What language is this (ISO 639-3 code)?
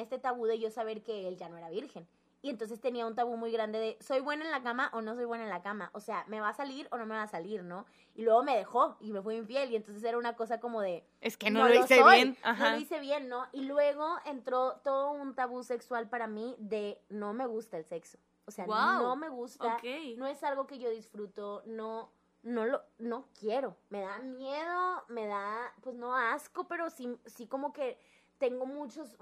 spa